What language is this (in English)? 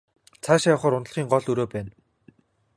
Mongolian